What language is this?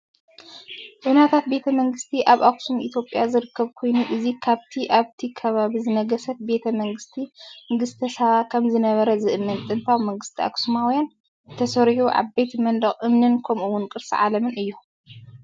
Tigrinya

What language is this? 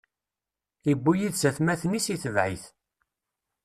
Kabyle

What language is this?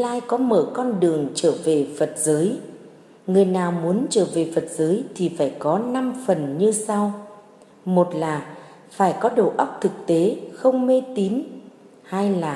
Vietnamese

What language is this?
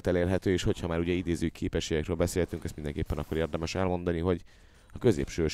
Hungarian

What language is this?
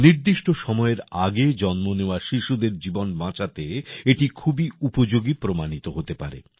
Bangla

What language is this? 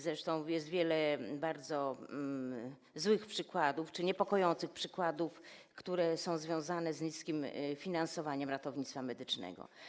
Polish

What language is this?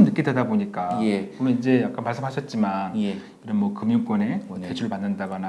Korean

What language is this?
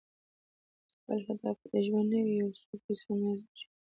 Pashto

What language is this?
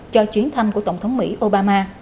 Vietnamese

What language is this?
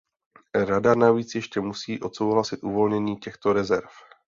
Czech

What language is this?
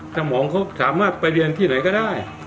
Thai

